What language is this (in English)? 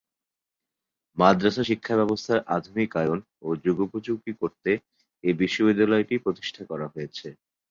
Bangla